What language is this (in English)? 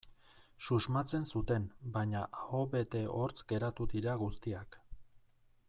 Basque